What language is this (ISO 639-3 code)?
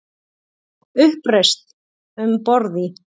isl